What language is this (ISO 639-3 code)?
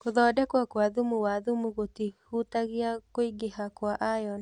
kik